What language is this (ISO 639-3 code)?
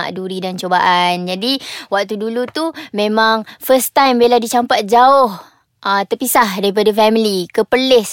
msa